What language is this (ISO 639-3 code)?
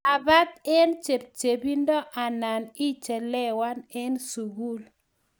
kln